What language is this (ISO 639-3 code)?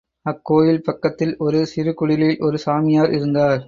tam